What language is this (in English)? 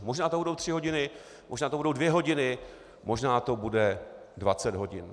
Czech